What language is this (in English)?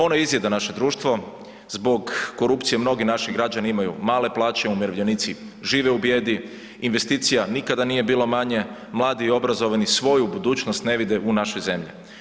Croatian